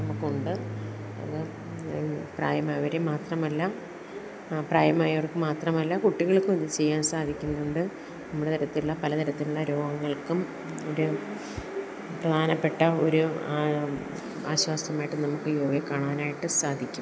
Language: Malayalam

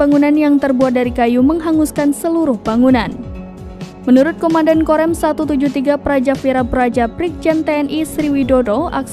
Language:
Indonesian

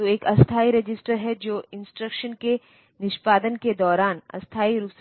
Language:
Hindi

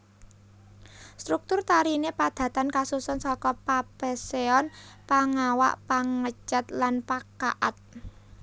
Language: Javanese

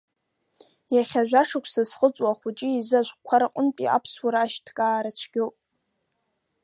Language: Abkhazian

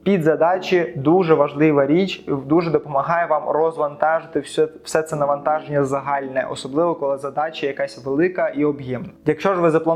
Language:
Ukrainian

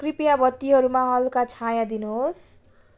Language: Nepali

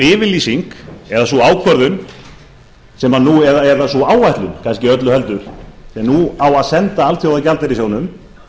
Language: Icelandic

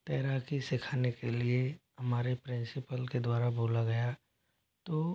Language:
Hindi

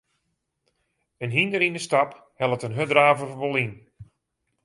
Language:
Western Frisian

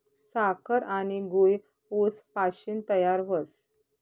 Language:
Marathi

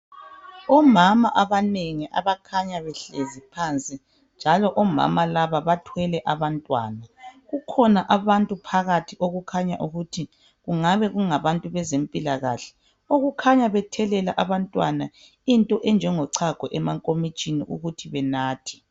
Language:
North Ndebele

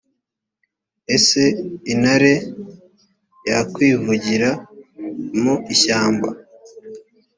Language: Kinyarwanda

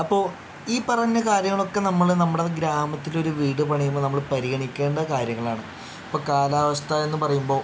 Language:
Malayalam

